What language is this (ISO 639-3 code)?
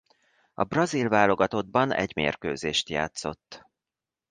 hun